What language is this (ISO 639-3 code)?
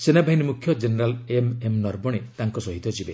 ori